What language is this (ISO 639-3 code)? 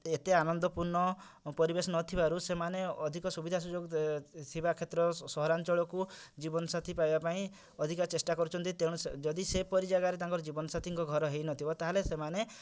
ori